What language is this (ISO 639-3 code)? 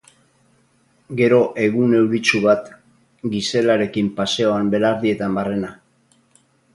eus